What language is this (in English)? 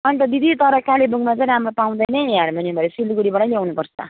Nepali